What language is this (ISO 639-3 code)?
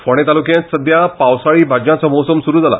kok